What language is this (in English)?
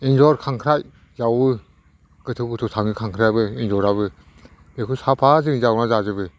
Bodo